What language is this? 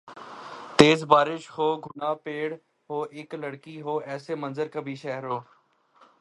Urdu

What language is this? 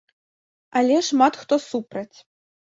Belarusian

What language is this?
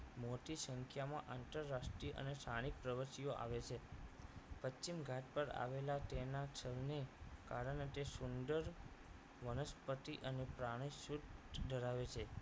Gujarati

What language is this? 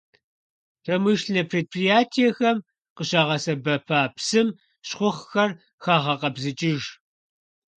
Kabardian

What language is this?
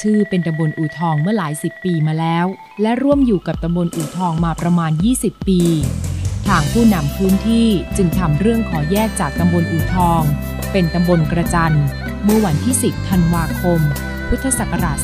Thai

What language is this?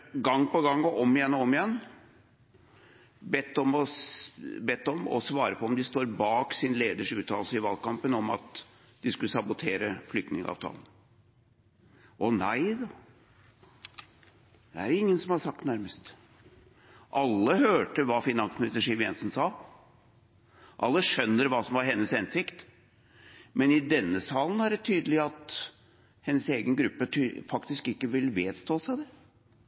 Norwegian Bokmål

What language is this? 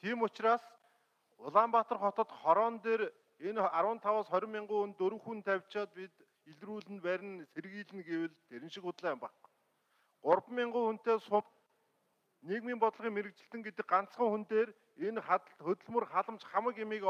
Korean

